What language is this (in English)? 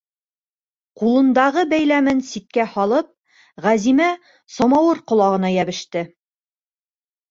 Bashkir